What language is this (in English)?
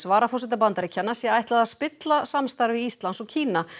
Icelandic